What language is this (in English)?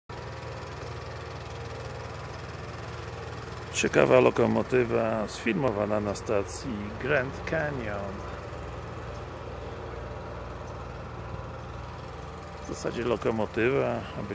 Polish